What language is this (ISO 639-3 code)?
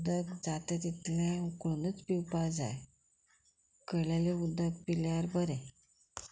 kok